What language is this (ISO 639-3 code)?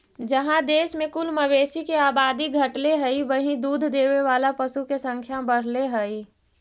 mag